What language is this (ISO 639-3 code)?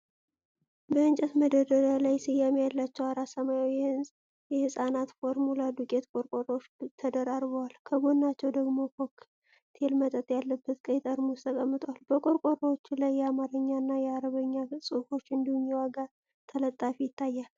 amh